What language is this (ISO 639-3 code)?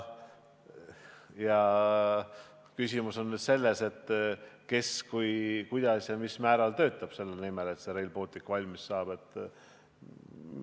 est